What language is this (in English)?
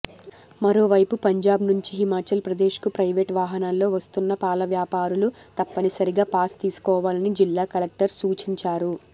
Telugu